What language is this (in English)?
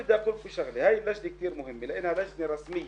Hebrew